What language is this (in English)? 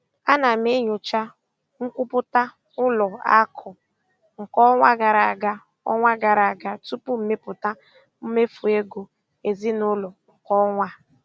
Igbo